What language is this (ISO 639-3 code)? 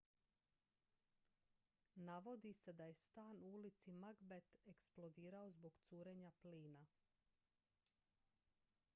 hrv